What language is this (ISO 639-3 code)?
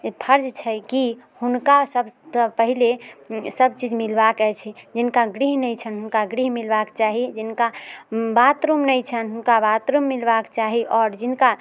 mai